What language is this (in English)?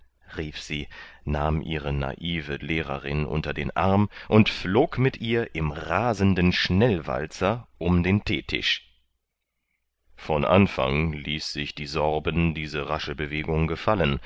German